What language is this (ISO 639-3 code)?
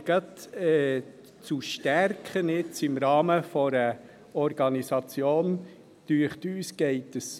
gsw